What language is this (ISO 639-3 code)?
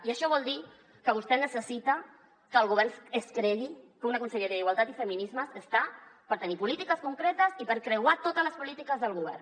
cat